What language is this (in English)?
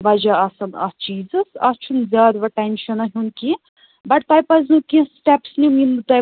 Kashmiri